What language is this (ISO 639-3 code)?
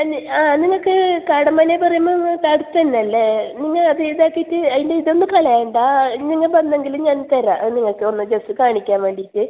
mal